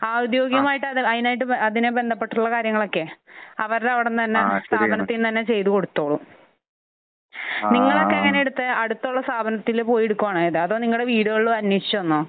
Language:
Malayalam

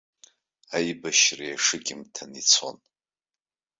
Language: Abkhazian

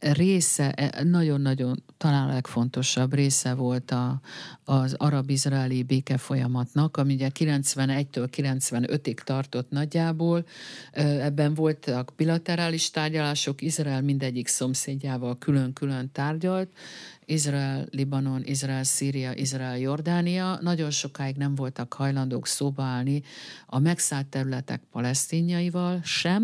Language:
Hungarian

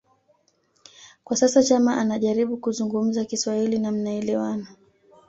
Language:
Swahili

